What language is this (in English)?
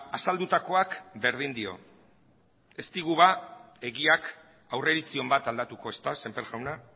Basque